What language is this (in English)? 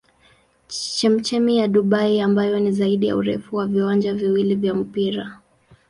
Swahili